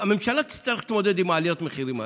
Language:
Hebrew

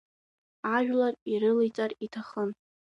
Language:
Abkhazian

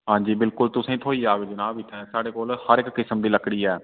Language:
Dogri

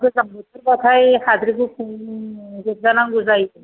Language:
Bodo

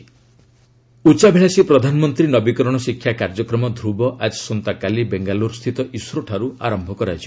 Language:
Odia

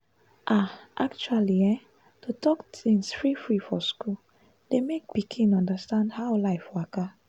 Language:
Nigerian Pidgin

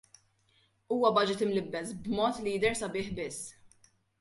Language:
Maltese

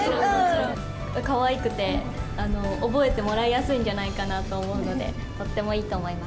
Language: Japanese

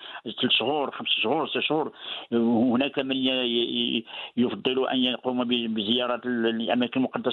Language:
Arabic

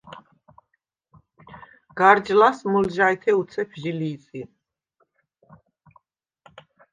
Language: Svan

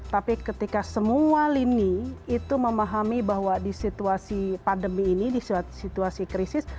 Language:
Indonesian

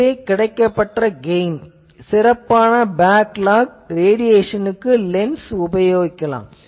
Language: Tamil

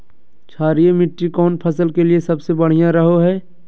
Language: Magahi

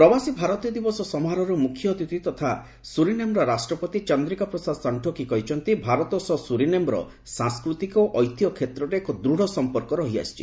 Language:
Odia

